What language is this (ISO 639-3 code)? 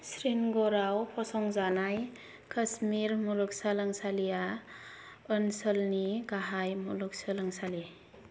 brx